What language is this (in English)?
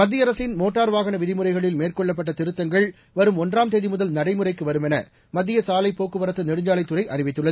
Tamil